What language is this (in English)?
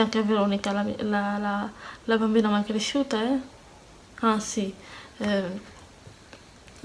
Italian